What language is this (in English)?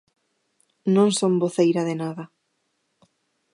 Galician